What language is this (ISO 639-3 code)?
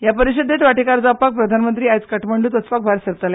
kok